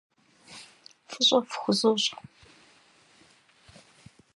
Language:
Kabardian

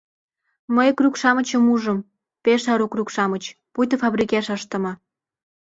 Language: Mari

